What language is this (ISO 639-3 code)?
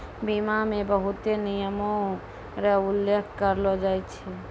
mai